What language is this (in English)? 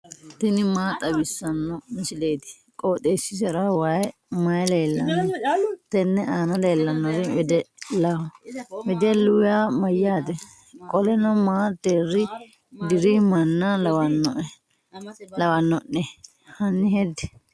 Sidamo